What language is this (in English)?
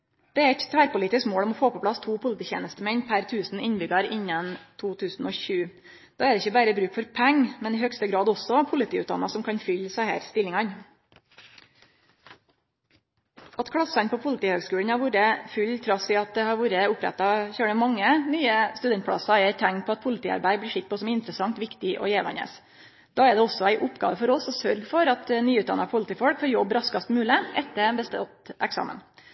Norwegian Nynorsk